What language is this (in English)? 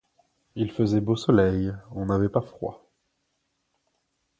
French